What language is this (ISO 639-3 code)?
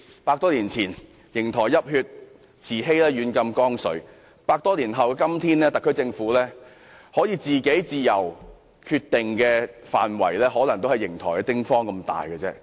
yue